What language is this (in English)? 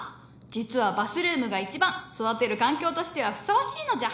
Japanese